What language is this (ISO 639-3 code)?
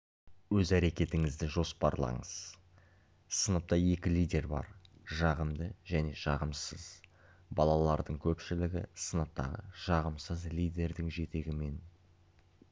kaz